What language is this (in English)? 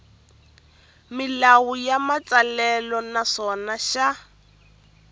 Tsonga